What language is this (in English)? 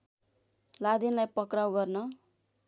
Nepali